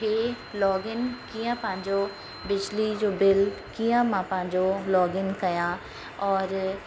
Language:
Sindhi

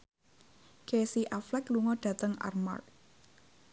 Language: Javanese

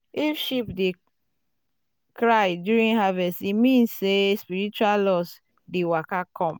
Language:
Nigerian Pidgin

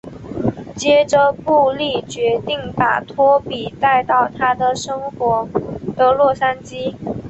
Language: Chinese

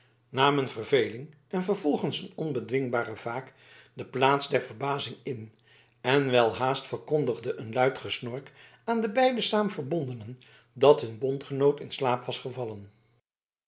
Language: Dutch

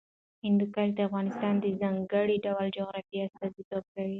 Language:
Pashto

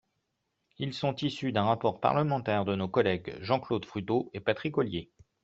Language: French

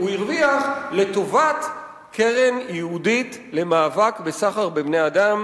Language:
Hebrew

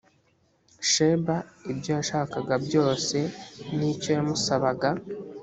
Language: Kinyarwanda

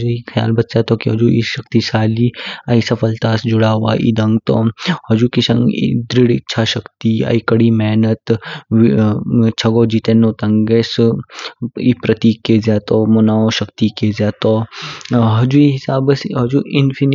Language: Kinnauri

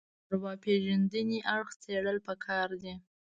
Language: Pashto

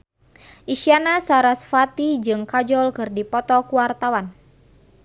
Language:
Sundanese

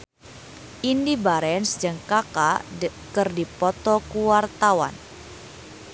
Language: Sundanese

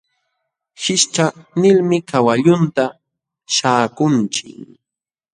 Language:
Jauja Wanca Quechua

